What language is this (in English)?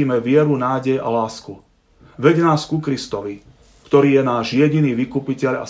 Slovak